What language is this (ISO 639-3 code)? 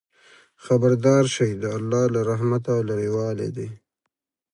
pus